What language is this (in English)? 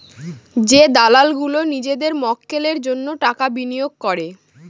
Bangla